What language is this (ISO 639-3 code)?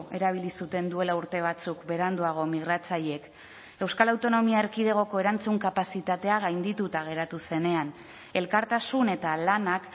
eus